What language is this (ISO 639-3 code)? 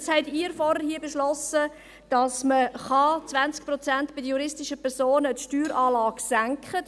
gsw